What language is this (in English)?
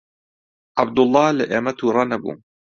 Central Kurdish